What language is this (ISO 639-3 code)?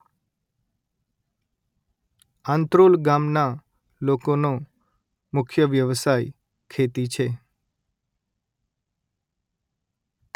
guj